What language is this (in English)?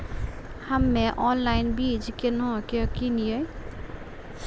Maithili